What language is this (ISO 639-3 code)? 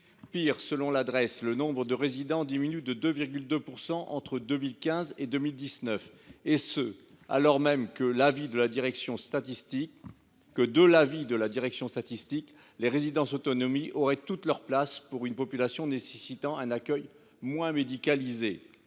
fra